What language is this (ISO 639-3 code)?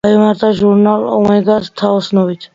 kat